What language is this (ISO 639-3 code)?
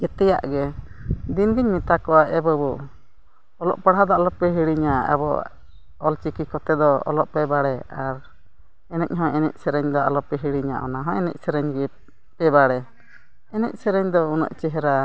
sat